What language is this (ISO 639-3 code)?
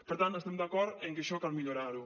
cat